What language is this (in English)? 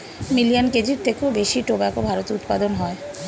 Bangla